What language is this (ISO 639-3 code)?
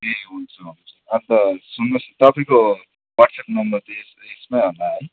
nep